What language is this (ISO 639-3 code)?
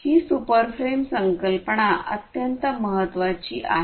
mar